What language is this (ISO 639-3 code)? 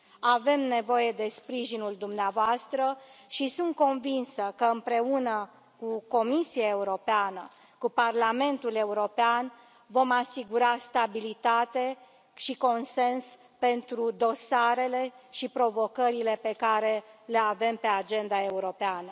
ron